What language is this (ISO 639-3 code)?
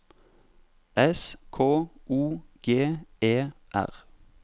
nor